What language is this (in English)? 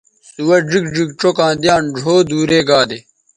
Bateri